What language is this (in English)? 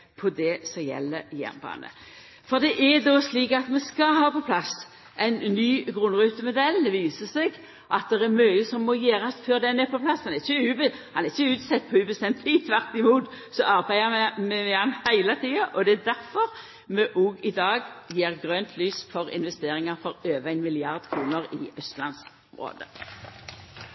Norwegian Nynorsk